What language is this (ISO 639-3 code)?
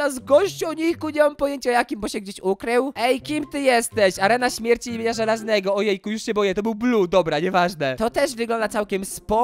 pol